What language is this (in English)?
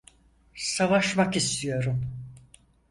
Turkish